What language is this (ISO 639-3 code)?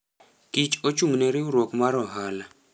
luo